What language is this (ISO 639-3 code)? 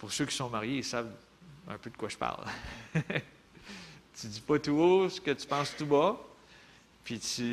fra